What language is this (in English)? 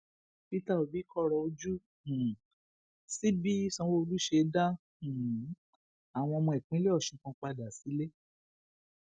Yoruba